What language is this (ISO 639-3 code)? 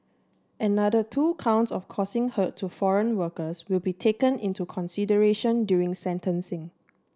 eng